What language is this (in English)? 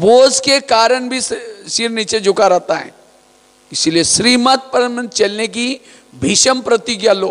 Hindi